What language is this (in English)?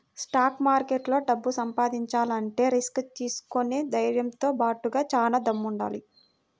Telugu